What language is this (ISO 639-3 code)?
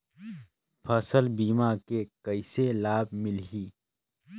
hne